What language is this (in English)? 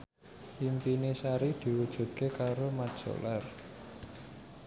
Javanese